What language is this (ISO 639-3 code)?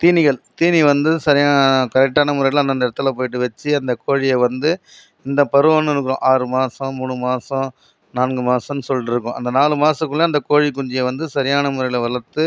tam